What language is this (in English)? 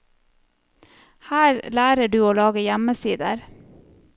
Norwegian